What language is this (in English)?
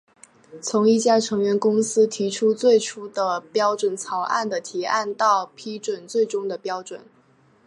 Chinese